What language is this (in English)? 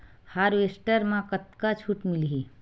Chhattisgarhi